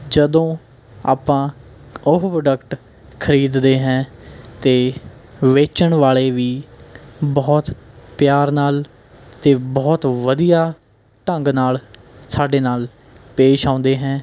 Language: Punjabi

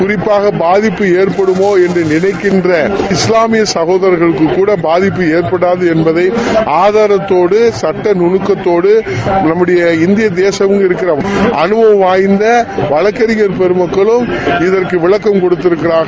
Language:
Tamil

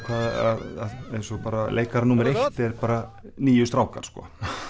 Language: Icelandic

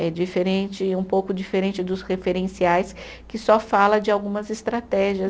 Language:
Portuguese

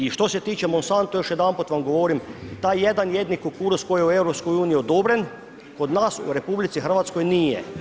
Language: Croatian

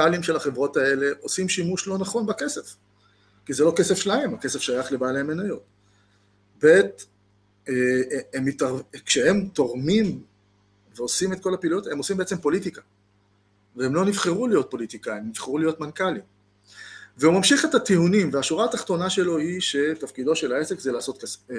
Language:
Hebrew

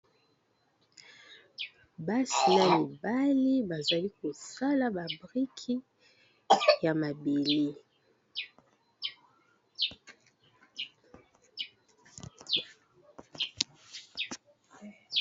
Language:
Lingala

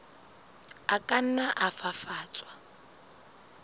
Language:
Southern Sotho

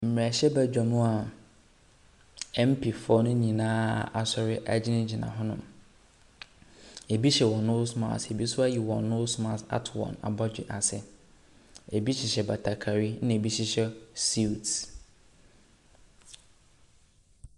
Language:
Akan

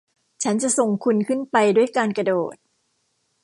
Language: Thai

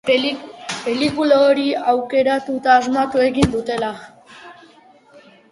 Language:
Basque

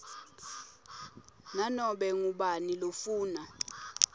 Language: Swati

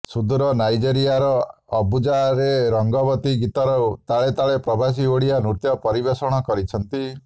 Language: Odia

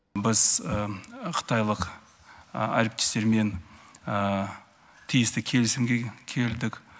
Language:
Kazakh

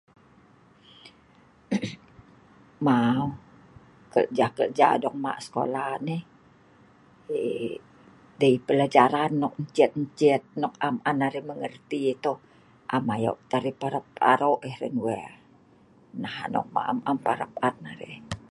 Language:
Sa'ban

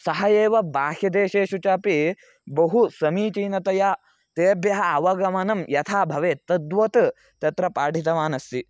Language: Sanskrit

